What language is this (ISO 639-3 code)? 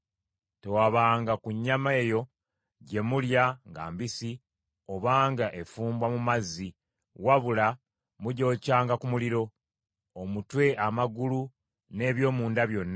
lug